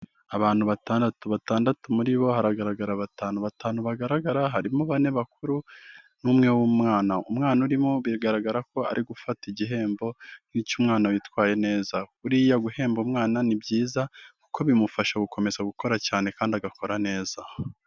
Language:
Kinyarwanda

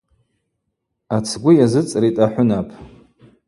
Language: Abaza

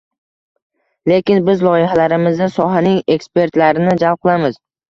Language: Uzbek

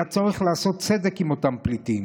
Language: Hebrew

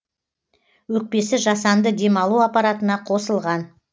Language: Kazakh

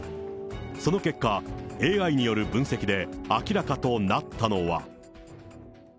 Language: Japanese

